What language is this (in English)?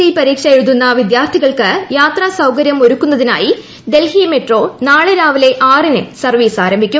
Malayalam